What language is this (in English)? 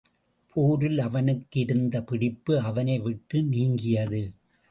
Tamil